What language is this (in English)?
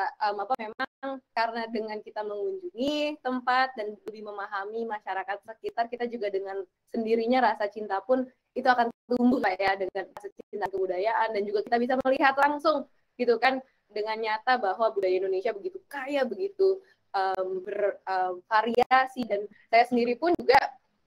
Indonesian